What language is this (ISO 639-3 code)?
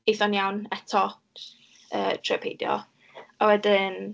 cym